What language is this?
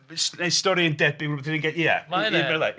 Welsh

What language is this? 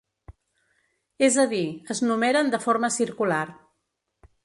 Catalan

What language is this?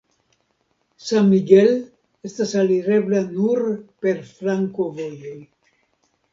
Esperanto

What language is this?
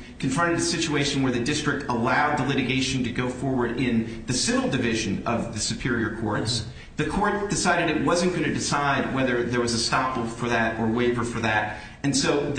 English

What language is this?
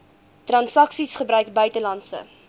Afrikaans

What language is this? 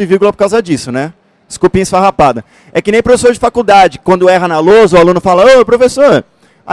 Portuguese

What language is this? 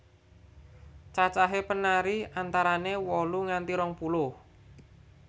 Javanese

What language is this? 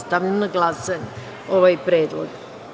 Serbian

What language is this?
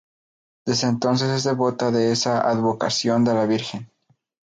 Spanish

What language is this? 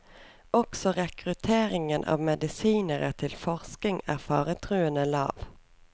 Norwegian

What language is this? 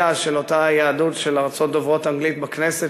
Hebrew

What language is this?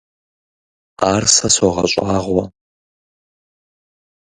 Kabardian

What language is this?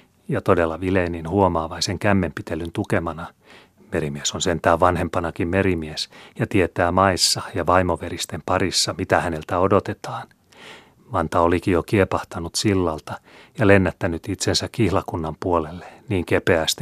Finnish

